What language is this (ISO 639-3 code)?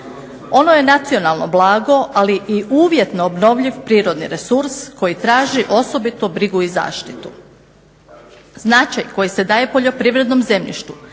hrv